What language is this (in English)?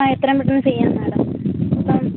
Malayalam